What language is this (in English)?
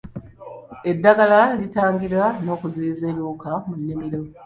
Ganda